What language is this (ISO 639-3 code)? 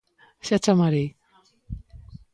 glg